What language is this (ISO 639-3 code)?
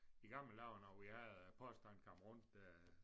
dan